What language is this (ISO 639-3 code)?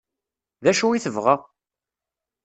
kab